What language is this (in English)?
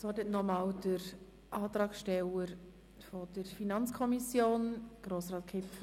Swiss German